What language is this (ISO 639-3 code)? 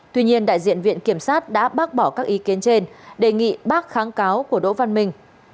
vie